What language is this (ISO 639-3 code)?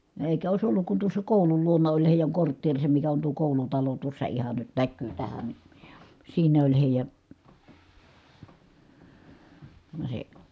fin